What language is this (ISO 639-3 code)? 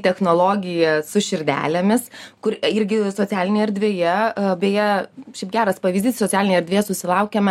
lit